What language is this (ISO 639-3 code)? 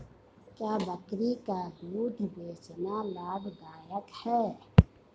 hin